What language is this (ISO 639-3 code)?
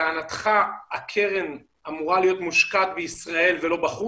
heb